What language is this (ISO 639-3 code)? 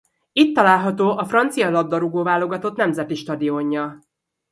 hun